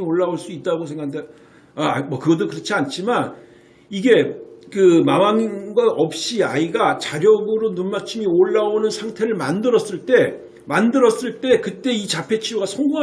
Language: Korean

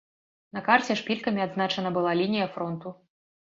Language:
Belarusian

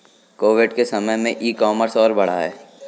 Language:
Hindi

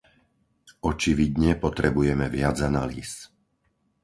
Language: Slovak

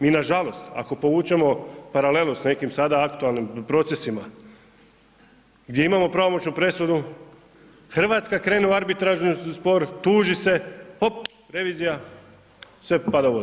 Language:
Croatian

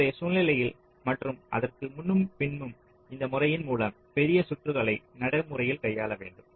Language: Tamil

